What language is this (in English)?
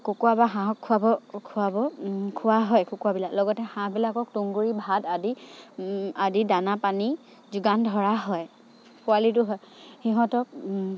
Assamese